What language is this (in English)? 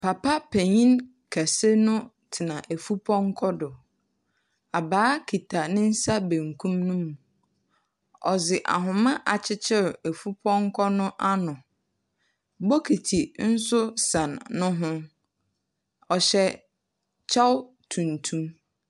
Akan